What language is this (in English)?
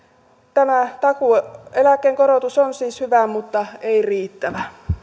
Finnish